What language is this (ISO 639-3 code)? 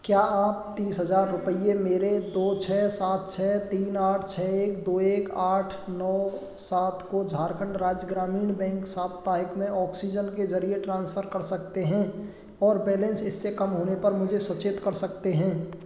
hin